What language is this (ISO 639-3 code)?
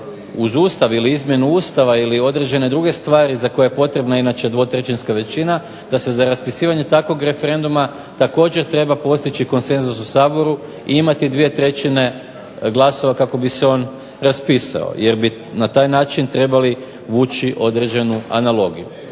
hrv